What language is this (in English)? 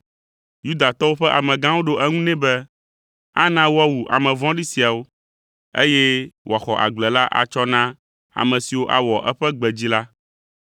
Ewe